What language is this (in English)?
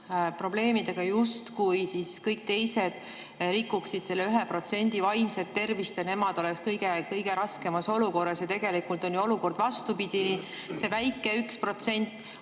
Estonian